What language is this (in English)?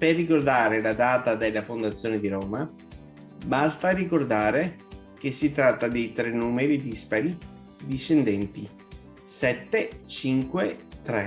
Italian